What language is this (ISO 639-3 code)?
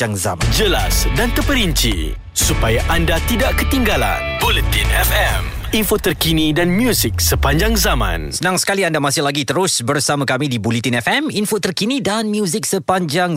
msa